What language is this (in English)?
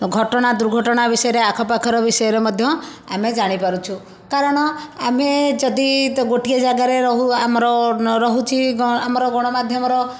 Odia